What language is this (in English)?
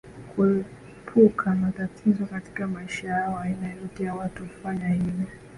Swahili